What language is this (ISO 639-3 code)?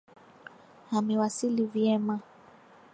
swa